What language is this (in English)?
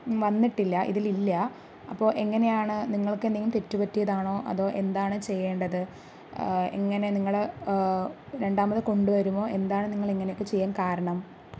Malayalam